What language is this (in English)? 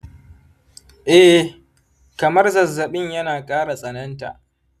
Hausa